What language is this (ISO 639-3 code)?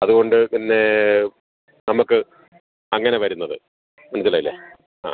mal